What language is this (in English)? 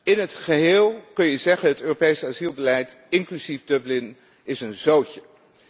Dutch